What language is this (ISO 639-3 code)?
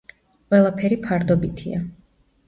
kat